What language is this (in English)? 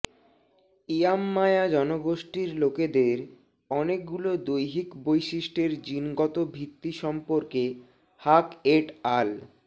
Bangla